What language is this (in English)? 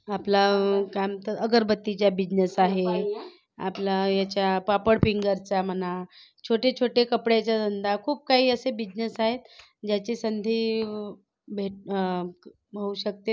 Marathi